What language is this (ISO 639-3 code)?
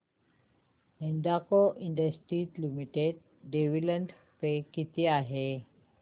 mar